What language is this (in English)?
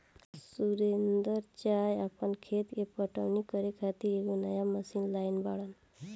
Bhojpuri